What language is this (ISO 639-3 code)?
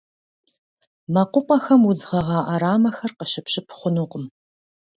kbd